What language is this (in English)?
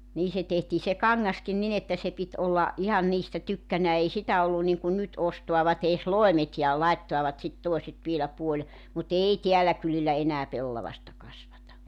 Finnish